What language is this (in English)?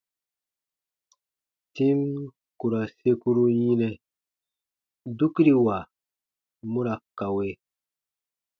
Baatonum